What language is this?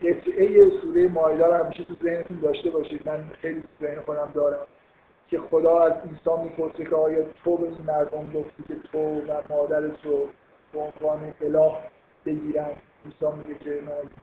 Persian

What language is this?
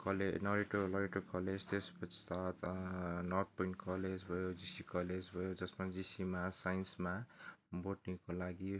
Nepali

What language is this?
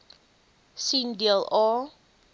Afrikaans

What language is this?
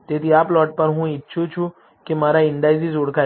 Gujarati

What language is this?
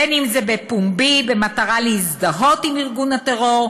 Hebrew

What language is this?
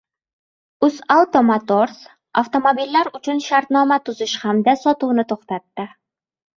Uzbek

